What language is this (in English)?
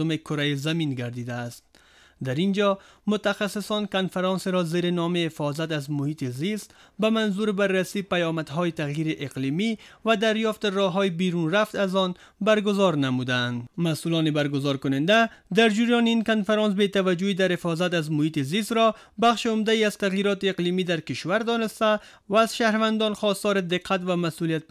Persian